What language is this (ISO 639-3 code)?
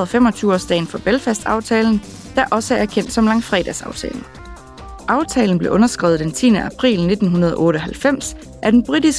dan